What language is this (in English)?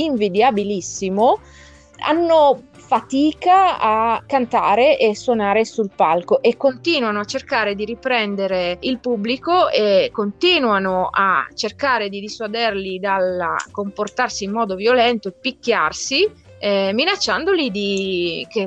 Italian